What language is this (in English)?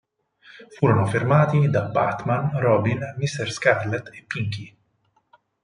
Italian